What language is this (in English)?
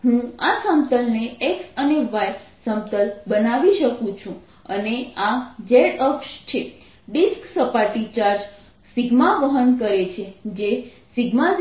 Gujarati